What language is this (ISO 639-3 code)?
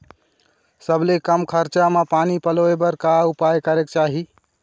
hne